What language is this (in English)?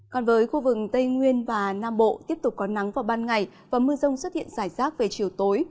Vietnamese